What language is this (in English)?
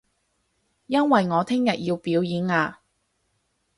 Cantonese